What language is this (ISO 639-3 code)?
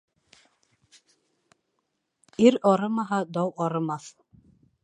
bak